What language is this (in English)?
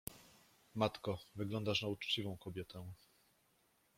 Polish